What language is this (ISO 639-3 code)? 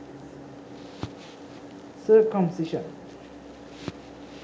sin